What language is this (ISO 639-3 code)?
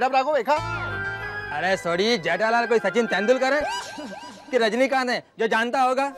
hin